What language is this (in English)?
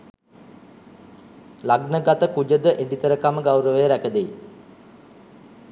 Sinhala